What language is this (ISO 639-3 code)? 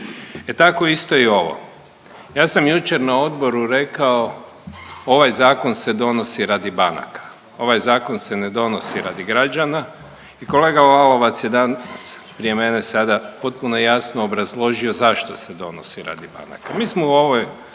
hrv